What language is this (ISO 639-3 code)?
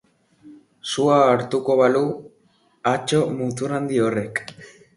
eus